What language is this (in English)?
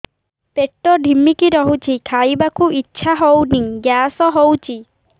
Odia